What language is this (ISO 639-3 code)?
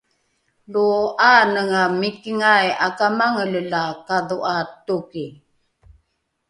dru